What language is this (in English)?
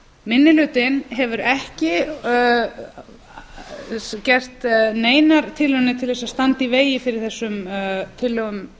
Icelandic